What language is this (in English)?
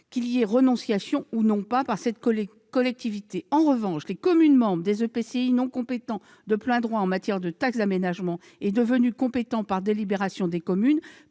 French